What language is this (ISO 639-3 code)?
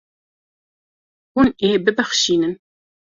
kur